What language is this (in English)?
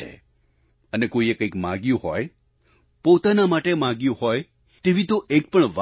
Gujarati